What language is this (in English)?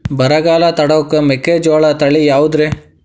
Kannada